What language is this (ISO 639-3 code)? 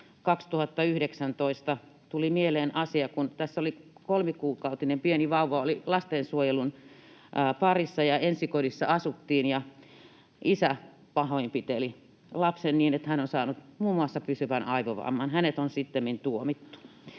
fin